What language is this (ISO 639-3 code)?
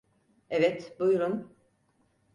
tur